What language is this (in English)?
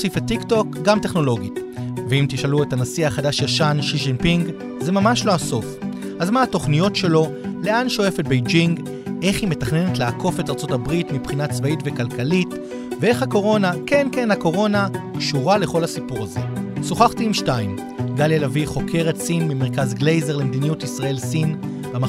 Hebrew